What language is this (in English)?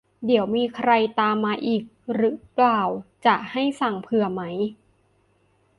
Thai